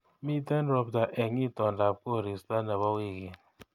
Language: Kalenjin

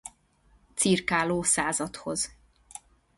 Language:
Hungarian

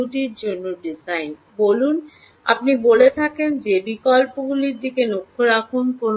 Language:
Bangla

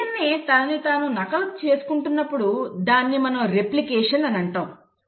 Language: Telugu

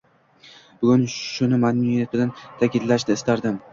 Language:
Uzbek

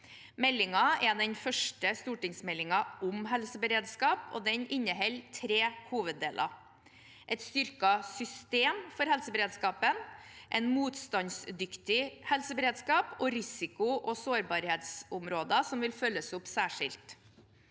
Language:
Norwegian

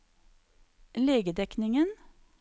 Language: Norwegian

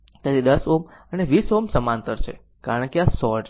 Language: Gujarati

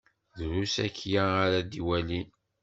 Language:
Kabyle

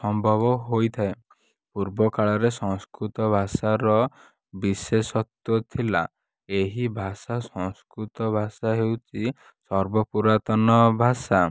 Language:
Odia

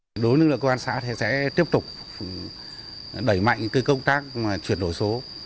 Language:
Vietnamese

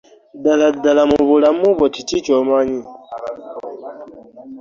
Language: Ganda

